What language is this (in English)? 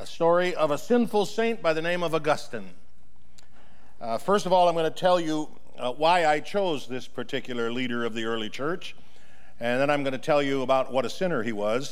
English